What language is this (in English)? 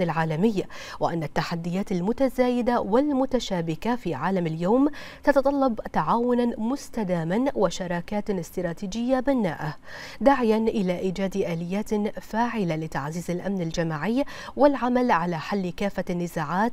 Arabic